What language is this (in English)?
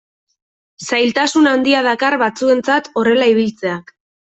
Basque